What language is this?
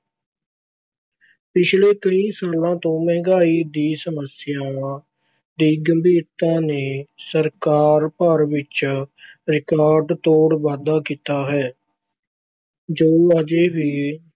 Punjabi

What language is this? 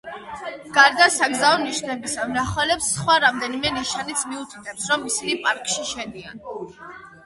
Georgian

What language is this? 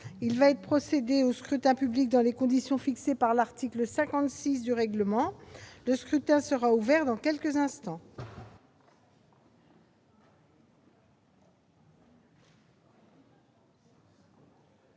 French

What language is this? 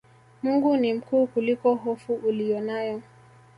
Swahili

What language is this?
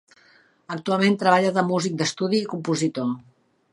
Catalan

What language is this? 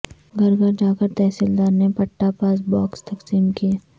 Urdu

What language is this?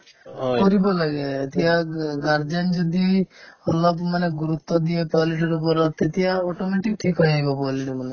Assamese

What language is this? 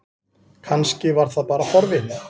Icelandic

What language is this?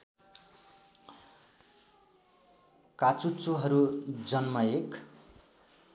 Nepali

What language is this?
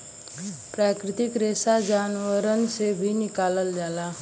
Bhojpuri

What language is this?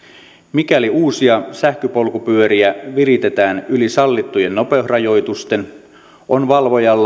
Finnish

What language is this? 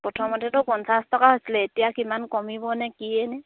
Assamese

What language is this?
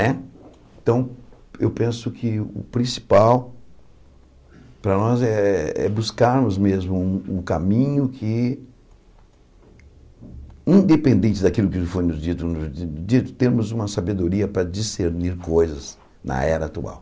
Portuguese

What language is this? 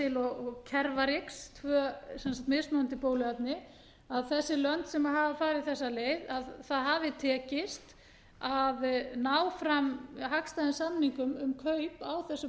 Icelandic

